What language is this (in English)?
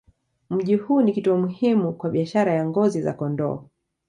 Swahili